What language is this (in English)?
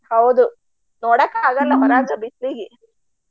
Kannada